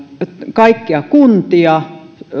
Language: Finnish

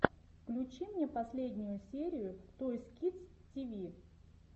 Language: Russian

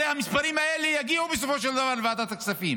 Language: Hebrew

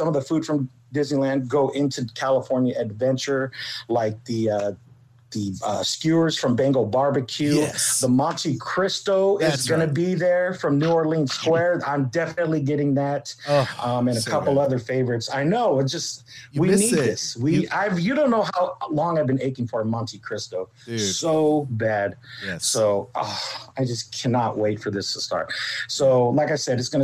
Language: English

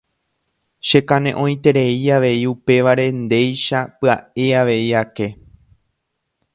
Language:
Guarani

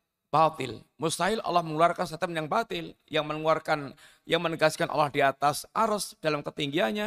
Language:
Indonesian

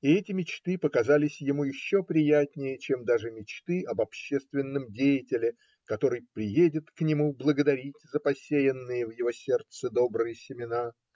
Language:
Russian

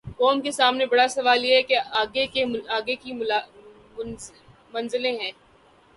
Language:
Urdu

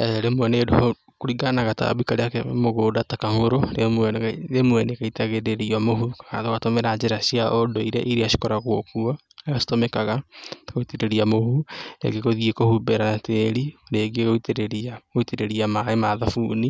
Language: Kikuyu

